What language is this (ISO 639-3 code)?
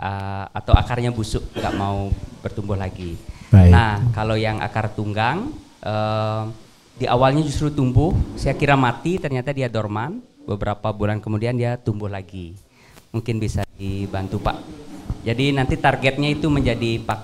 ind